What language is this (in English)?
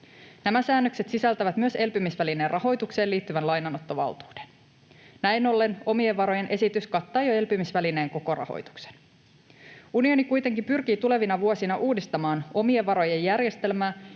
Finnish